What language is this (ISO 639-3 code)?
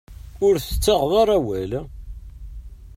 kab